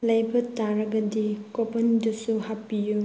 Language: Manipuri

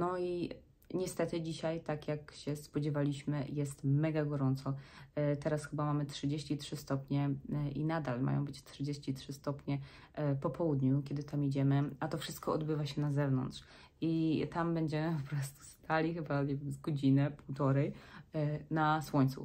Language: Polish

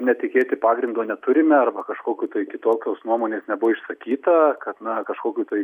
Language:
Lithuanian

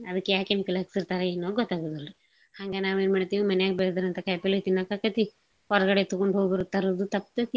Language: Kannada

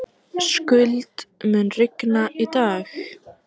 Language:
Icelandic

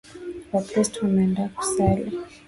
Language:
Swahili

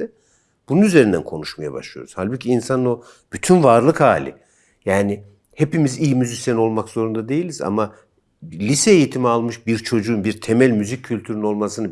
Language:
Turkish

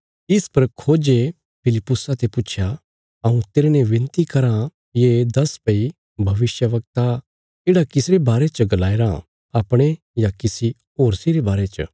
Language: Bilaspuri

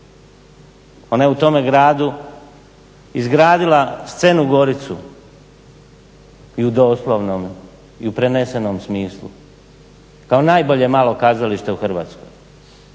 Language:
Croatian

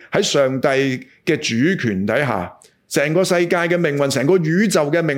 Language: Chinese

